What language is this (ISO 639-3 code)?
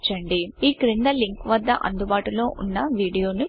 tel